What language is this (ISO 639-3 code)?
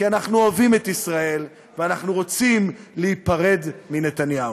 heb